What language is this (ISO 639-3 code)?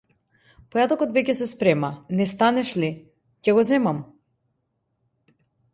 mkd